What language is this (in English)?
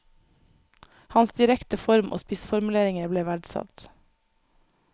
Norwegian